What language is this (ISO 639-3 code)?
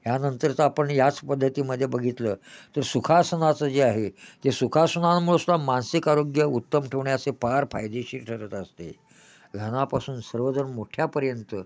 mar